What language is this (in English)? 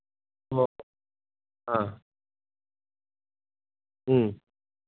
Manipuri